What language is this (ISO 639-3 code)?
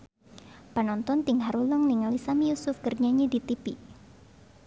sun